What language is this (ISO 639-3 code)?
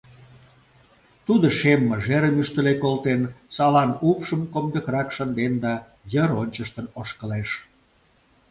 chm